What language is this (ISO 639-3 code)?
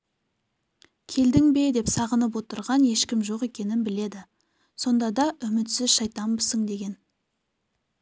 kaz